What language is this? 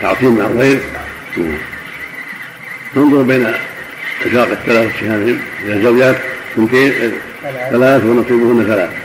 Arabic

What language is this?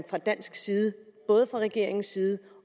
Danish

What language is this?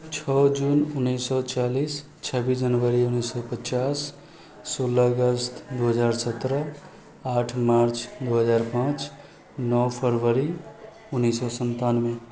Maithili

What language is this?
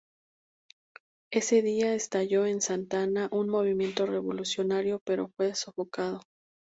Spanish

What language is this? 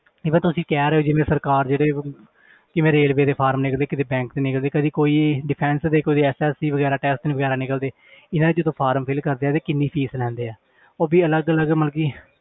Punjabi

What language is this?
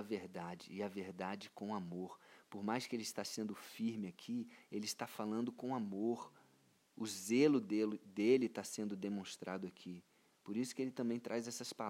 Portuguese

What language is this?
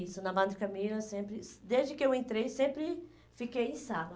Portuguese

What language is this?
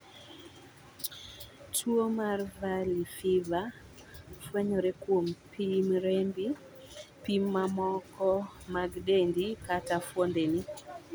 Luo (Kenya and Tanzania)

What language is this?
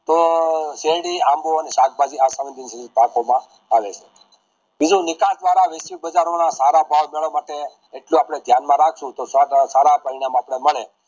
Gujarati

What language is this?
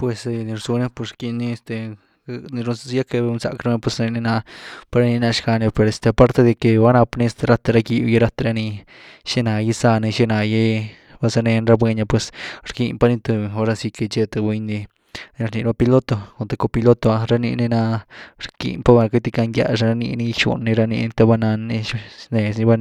Güilá Zapotec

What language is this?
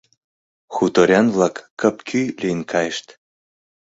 Mari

